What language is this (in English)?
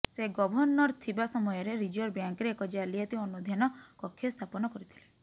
Odia